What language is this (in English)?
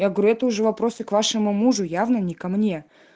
Russian